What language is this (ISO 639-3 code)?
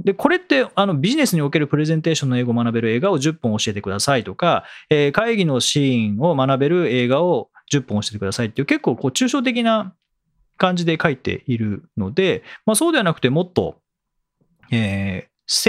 jpn